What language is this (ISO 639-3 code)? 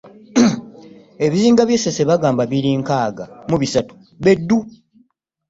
lug